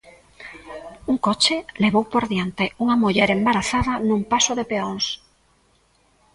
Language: Galician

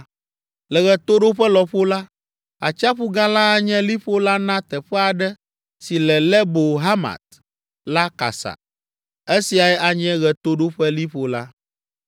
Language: Ewe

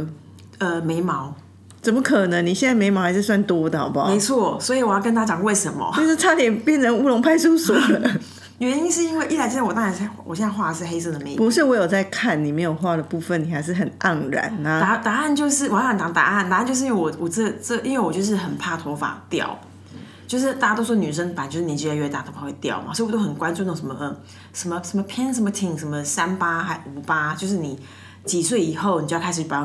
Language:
Chinese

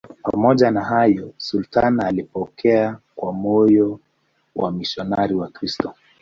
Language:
Swahili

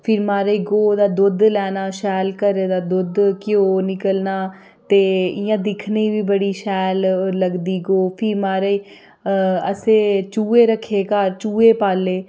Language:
Dogri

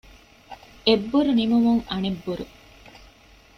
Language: Divehi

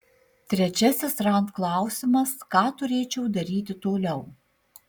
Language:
Lithuanian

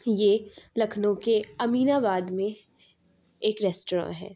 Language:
Urdu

